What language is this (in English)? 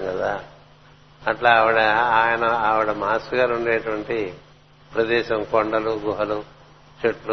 Telugu